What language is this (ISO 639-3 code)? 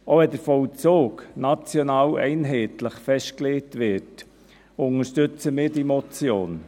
gsw